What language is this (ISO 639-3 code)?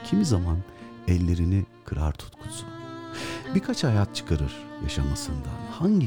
tur